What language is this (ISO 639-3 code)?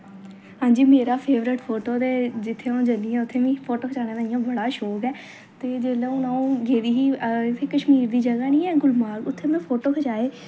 doi